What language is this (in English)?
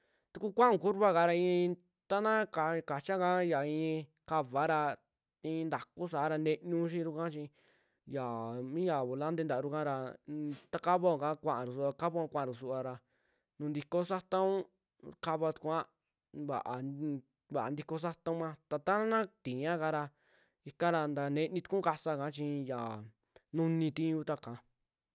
Western Juxtlahuaca Mixtec